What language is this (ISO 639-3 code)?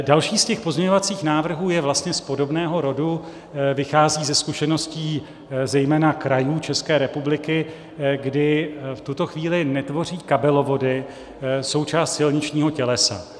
ces